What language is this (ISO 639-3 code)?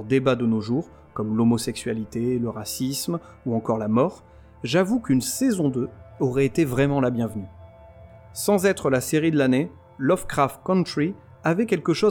fra